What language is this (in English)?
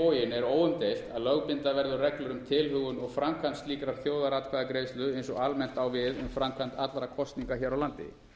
Icelandic